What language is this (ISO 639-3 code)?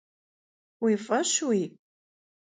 kbd